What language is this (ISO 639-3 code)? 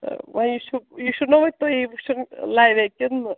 kas